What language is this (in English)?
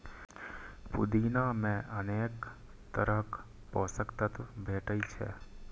Maithili